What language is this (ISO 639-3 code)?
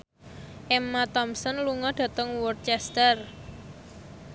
jav